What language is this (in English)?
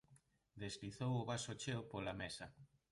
Galician